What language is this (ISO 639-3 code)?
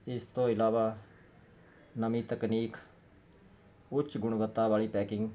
pan